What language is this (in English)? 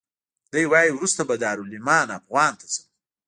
Pashto